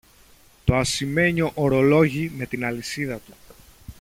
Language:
Greek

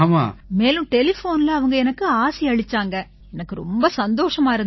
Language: Tamil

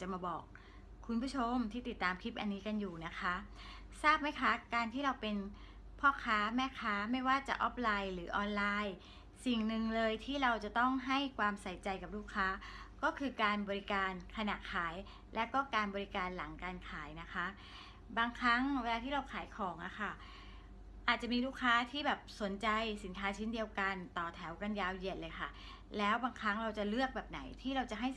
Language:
Thai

